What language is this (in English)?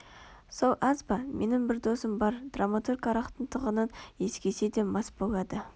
Kazakh